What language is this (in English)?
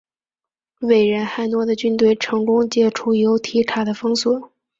Chinese